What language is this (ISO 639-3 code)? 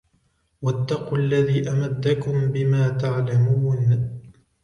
ara